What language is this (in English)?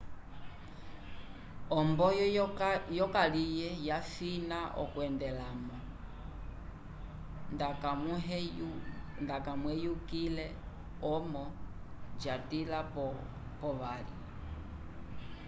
Umbundu